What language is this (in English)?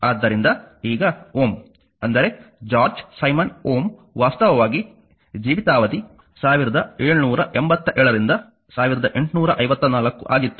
Kannada